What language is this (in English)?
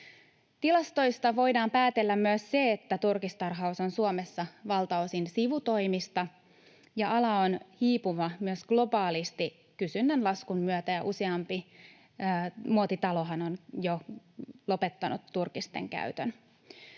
Finnish